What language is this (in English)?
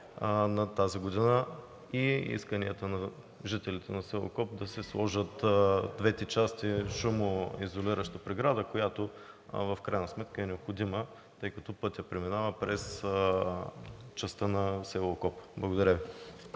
Bulgarian